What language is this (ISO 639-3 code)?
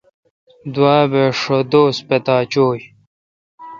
xka